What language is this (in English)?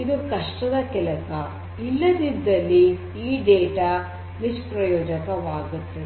Kannada